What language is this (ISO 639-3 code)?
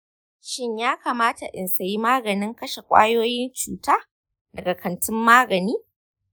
hau